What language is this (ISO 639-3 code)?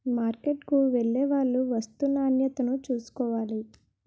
tel